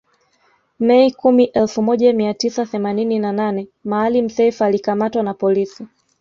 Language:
Swahili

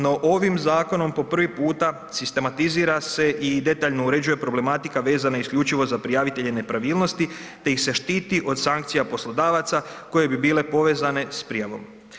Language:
Croatian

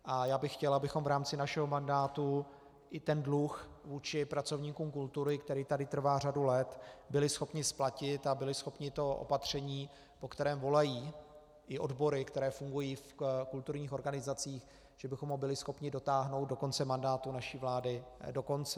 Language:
Czech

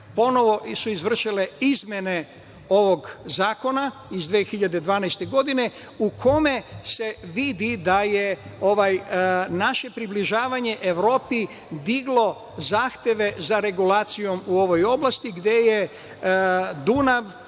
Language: Serbian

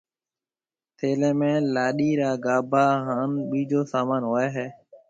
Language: Marwari (Pakistan)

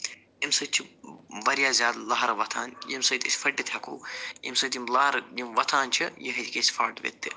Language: Kashmiri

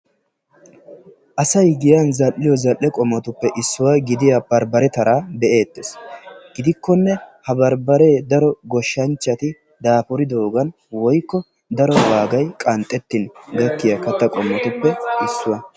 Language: Wolaytta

